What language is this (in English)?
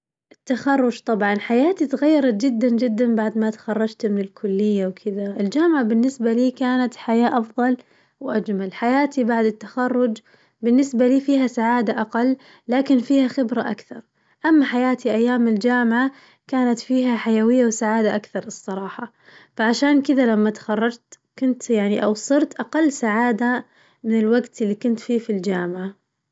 Najdi Arabic